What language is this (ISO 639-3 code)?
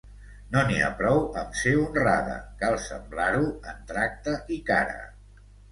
cat